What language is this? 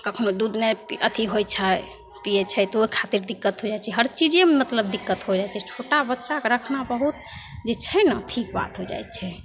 Maithili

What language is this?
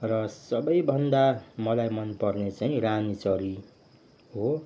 Nepali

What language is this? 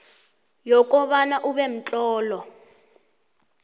South Ndebele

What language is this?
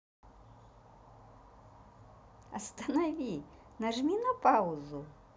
Russian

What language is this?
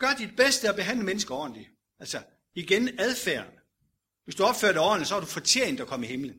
Danish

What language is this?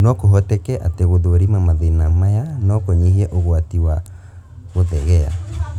Kikuyu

